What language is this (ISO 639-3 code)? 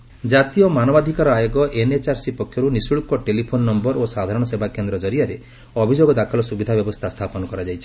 ori